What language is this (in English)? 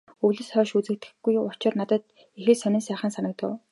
Mongolian